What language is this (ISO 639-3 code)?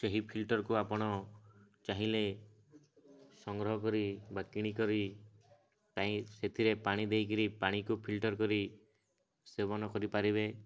ori